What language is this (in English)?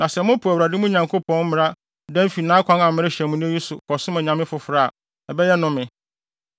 Akan